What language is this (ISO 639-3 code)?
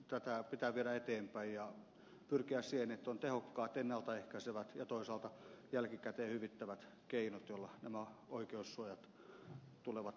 fin